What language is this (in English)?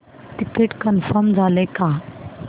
Marathi